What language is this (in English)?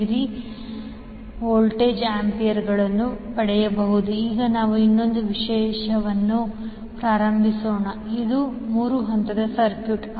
Kannada